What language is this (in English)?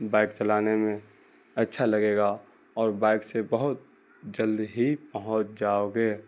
Urdu